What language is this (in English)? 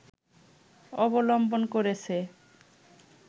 Bangla